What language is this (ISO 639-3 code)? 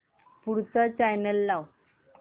mar